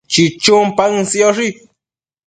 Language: Matsés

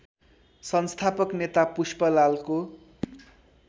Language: Nepali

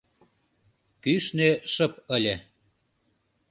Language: Mari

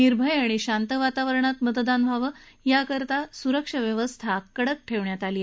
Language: Marathi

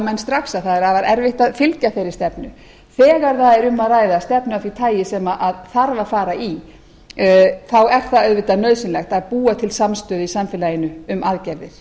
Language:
Icelandic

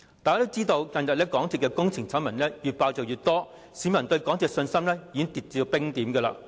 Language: Cantonese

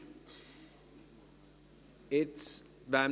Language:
Swiss German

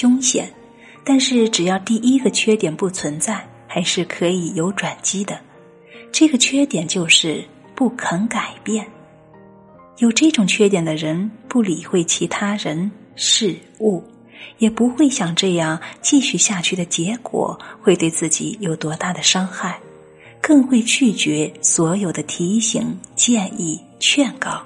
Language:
Chinese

